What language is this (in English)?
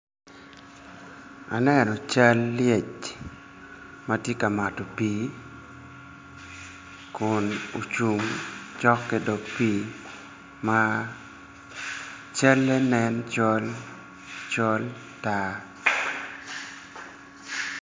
Acoli